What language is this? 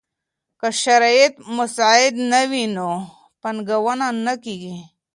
Pashto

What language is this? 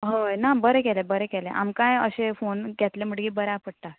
Konkani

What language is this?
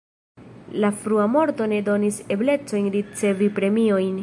Esperanto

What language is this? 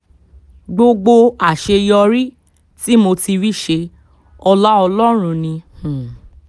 Yoruba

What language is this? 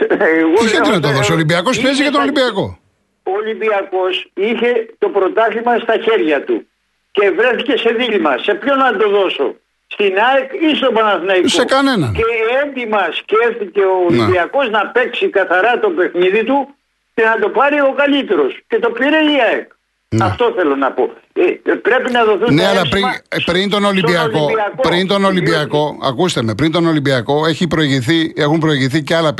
Greek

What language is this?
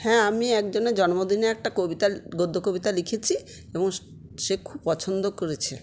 Bangla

